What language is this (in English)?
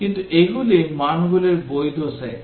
Bangla